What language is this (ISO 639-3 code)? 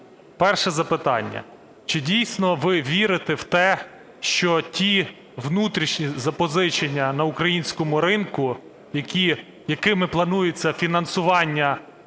ukr